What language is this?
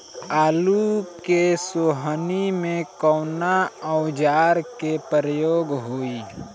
Bhojpuri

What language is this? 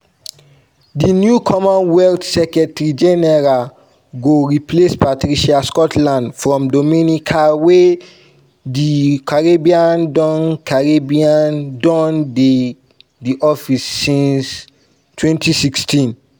Nigerian Pidgin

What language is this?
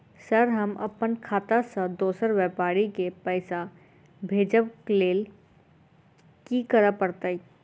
Maithili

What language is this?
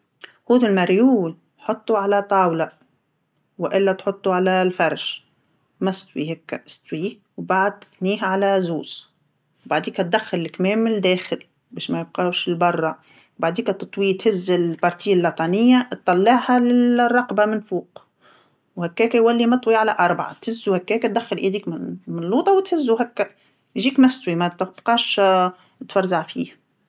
Tunisian Arabic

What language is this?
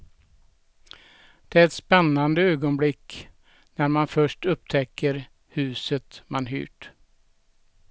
Swedish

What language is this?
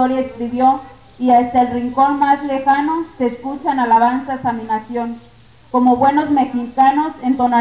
Spanish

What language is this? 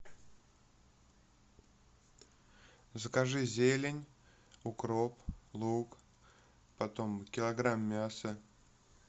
Russian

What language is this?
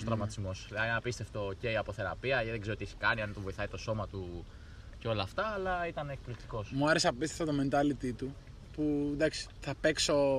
Greek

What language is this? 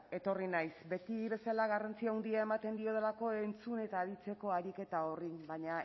Basque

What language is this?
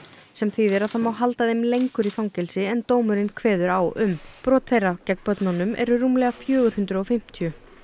Icelandic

